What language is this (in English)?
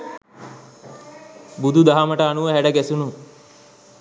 Sinhala